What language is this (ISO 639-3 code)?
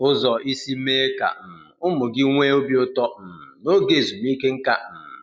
ibo